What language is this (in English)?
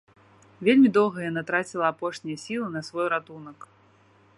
Belarusian